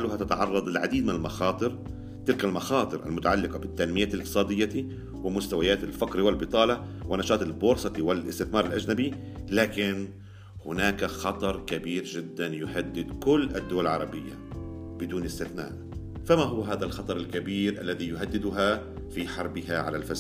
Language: Arabic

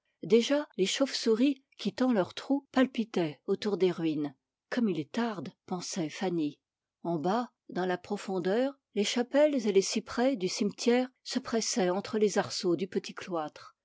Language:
French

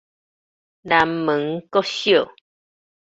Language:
Min Nan Chinese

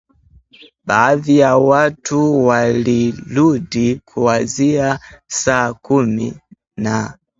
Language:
Swahili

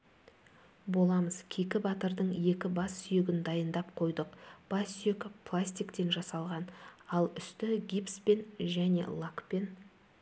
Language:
Kazakh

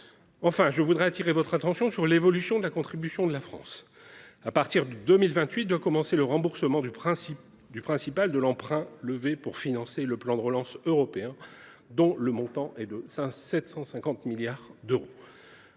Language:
French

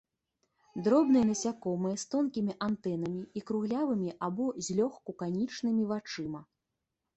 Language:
Belarusian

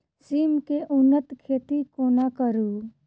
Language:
Maithili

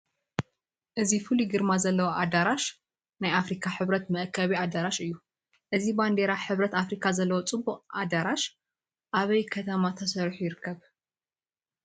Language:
Tigrinya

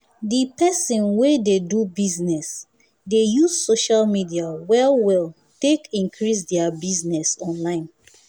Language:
Nigerian Pidgin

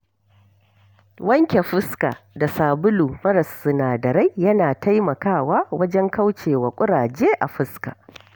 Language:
Hausa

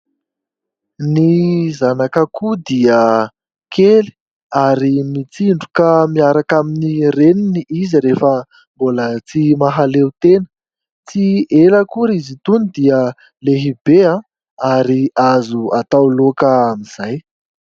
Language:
Malagasy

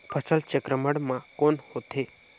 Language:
Chhattisgarhi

